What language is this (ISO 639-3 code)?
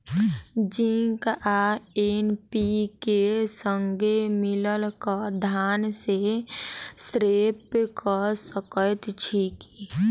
mai